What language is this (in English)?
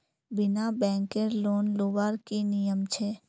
Magahi